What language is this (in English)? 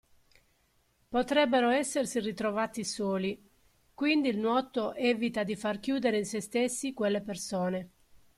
Italian